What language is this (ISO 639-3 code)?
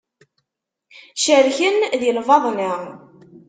kab